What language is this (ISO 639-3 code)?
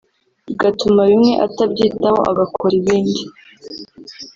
kin